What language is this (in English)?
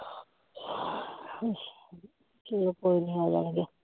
Punjabi